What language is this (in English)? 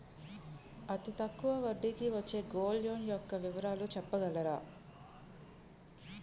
Telugu